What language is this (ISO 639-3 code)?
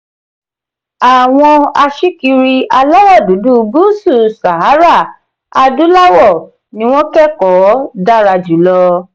yor